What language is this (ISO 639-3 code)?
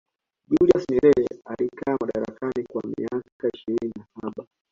swa